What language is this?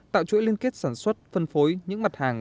Vietnamese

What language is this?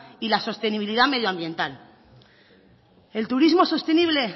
Spanish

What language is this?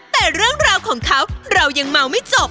Thai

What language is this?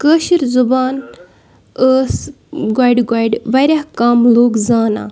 Kashmiri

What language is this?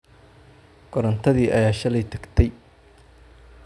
Somali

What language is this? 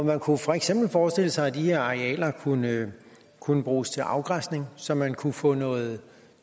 Danish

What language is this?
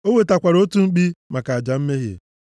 Igbo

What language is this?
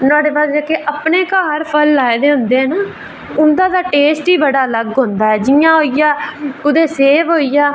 Dogri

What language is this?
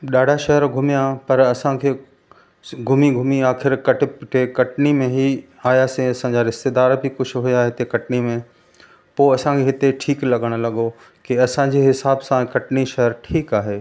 Sindhi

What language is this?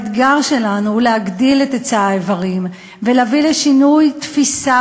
Hebrew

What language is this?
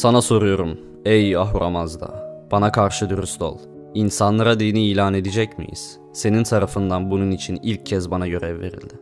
Turkish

